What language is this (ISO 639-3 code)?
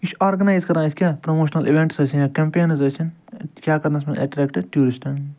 kas